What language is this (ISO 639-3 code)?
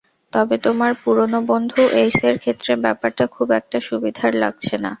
ben